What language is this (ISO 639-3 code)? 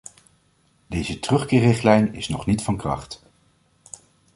nld